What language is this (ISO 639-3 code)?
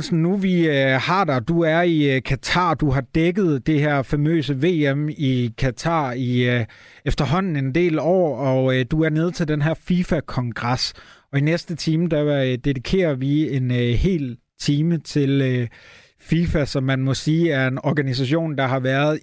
dan